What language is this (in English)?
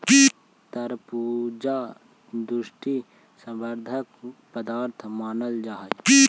Magahi